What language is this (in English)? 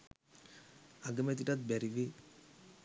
Sinhala